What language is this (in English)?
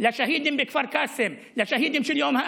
Hebrew